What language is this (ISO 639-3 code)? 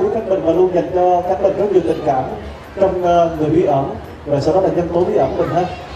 vie